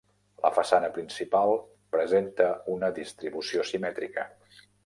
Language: Catalan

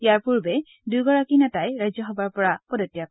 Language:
Assamese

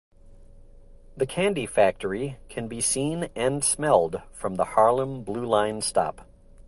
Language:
English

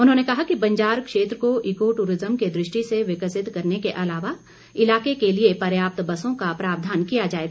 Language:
Hindi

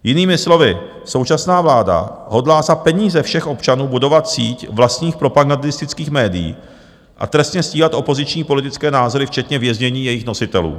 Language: Czech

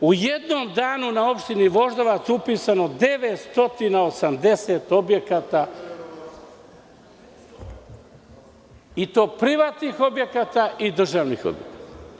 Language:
Serbian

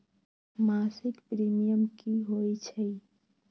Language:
Magahi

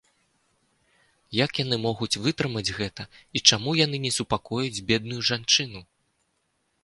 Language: Belarusian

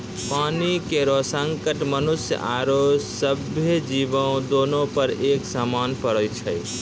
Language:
Maithili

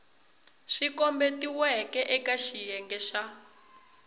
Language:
Tsonga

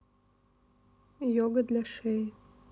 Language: Russian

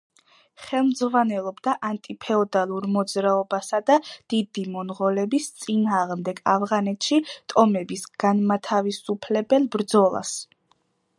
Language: Georgian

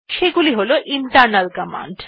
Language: Bangla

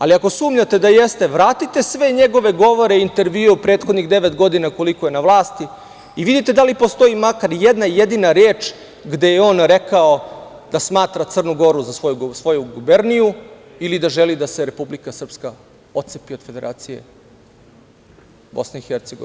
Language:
Serbian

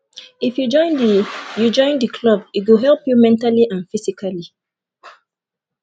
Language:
Nigerian Pidgin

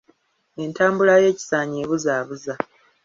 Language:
Ganda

